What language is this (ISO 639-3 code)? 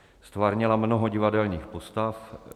ces